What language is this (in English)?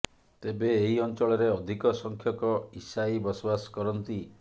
Odia